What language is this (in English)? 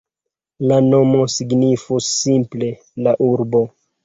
Esperanto